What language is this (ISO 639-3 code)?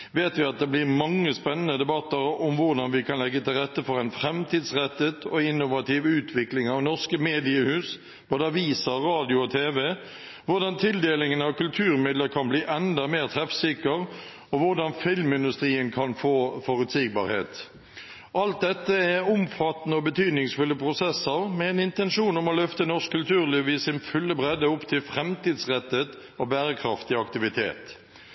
nob